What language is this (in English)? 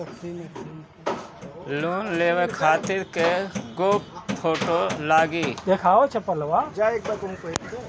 Bhojpuri